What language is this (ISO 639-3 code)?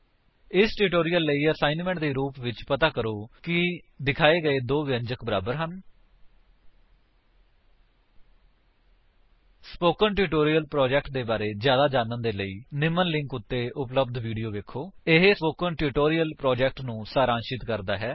pan